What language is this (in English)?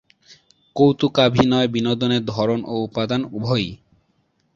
Bangla